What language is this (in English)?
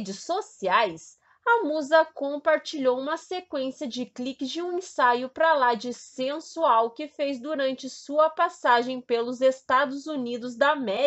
Portuguese